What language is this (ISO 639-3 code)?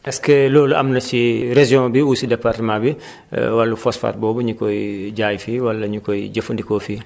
wol